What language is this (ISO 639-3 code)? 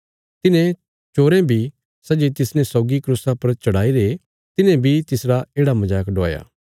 kfs